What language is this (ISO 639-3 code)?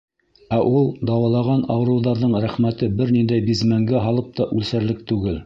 bak